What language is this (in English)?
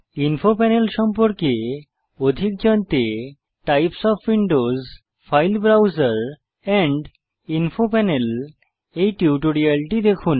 Bangla